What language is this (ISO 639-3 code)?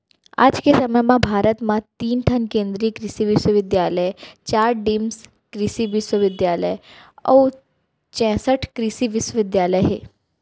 hne